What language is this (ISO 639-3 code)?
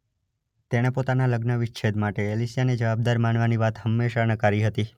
guj